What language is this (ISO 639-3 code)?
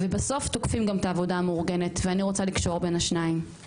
heb